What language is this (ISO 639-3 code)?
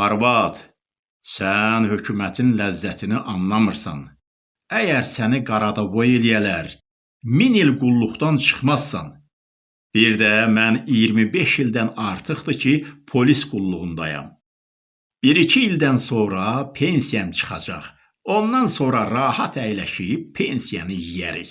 tur